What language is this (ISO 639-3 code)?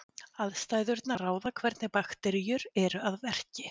isl